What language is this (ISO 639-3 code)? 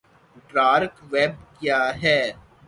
urd